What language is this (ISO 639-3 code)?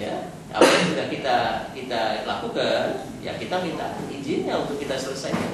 ind